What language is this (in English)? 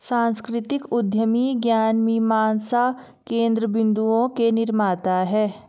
Hindi